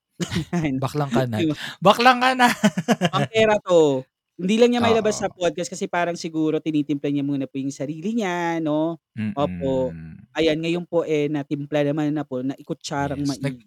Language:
Filipino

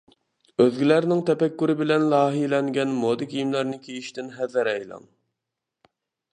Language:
Uyghur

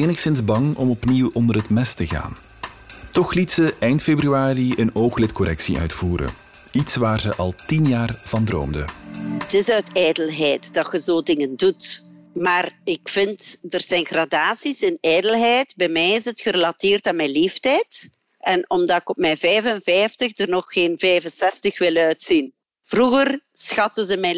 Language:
Dutch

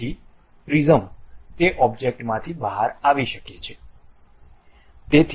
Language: Gujarati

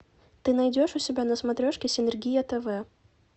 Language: Russian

